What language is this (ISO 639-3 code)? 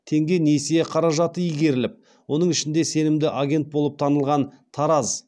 kaz